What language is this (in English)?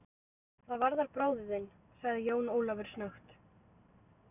Icelandic